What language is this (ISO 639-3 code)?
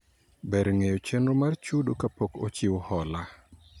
luo